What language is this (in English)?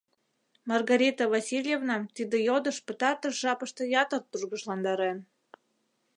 Mari